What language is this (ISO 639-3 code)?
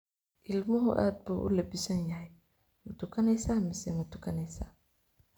som